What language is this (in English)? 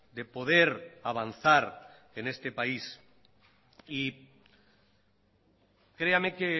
Spanish